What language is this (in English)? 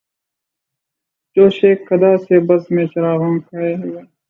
Urdu